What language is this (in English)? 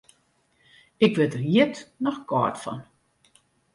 Western Frisian